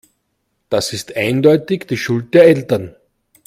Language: German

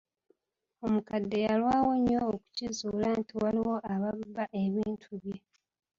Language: Ganda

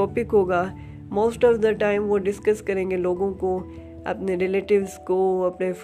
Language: Urdu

